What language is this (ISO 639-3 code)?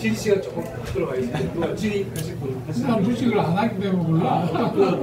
kor